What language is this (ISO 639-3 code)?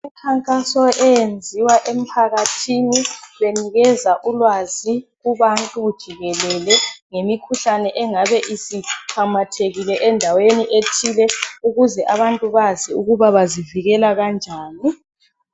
nde